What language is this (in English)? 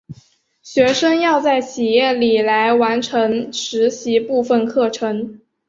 Chinese